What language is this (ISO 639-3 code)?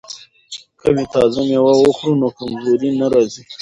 pus